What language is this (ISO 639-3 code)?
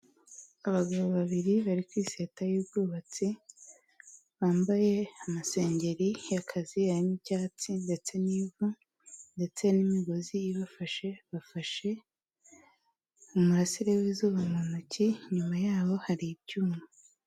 kin